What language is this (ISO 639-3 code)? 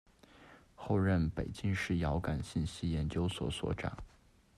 zho